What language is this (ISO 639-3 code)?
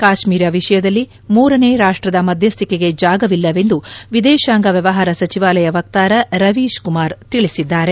kan